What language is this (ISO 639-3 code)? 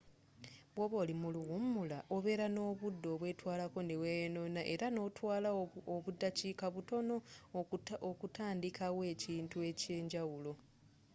lug